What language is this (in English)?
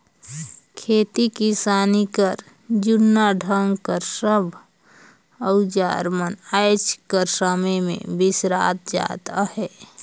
Chhattisgarhi